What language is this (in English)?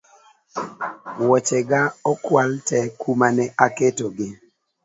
Luo (Kenya and Tanzania)